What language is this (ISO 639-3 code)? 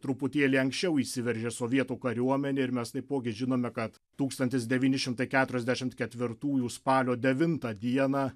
lit